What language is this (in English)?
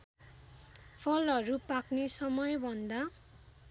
Nepali